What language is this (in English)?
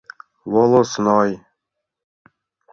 Mari